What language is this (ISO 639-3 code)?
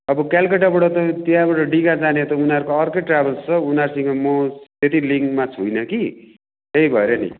nep